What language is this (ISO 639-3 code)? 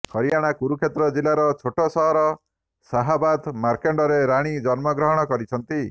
ori